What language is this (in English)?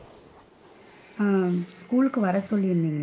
Tamil